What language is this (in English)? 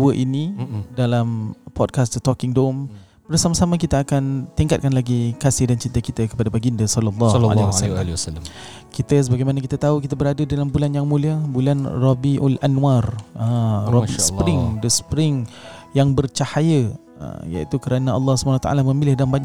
Malay